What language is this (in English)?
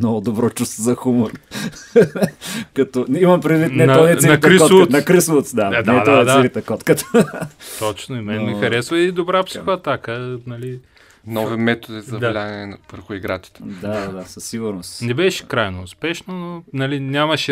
Bulgarian